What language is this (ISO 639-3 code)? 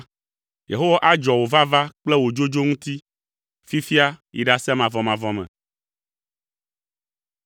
ewe